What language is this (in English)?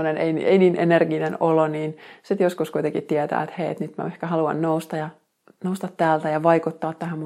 Finnish